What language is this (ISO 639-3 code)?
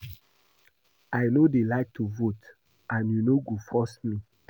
pcm